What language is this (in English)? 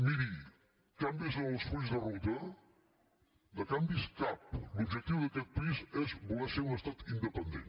Catalan